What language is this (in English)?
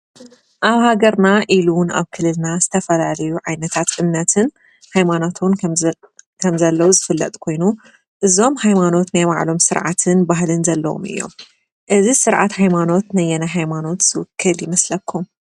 Tigrinya